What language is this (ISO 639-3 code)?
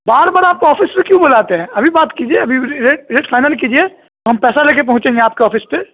urd